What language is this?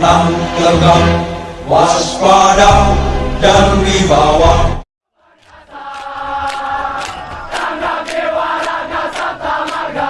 Indonesian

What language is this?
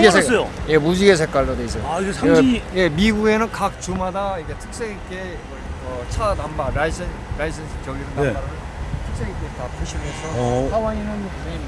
Korean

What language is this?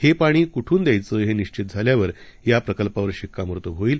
Marathi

